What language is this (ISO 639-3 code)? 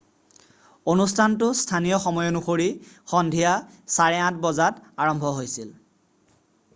asm